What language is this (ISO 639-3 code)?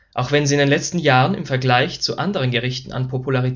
deu